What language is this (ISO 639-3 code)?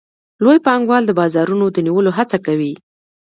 pus